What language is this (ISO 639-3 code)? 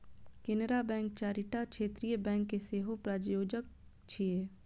mai